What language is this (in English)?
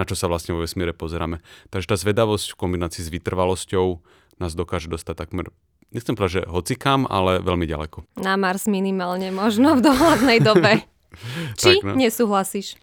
Slovak